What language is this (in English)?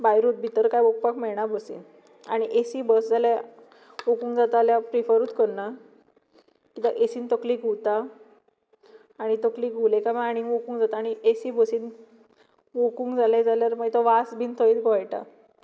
Konkani